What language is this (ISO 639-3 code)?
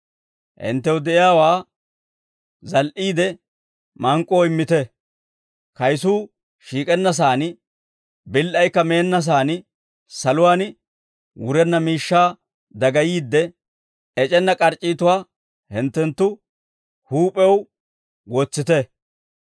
dwr